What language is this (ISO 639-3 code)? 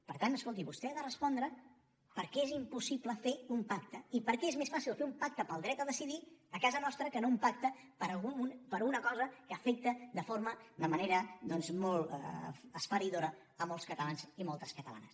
cat